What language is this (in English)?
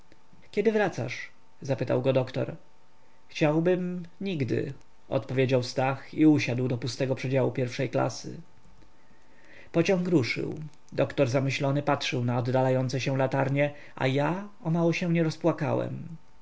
Polish